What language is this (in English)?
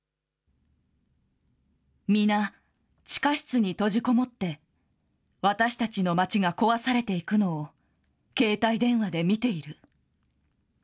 Japanese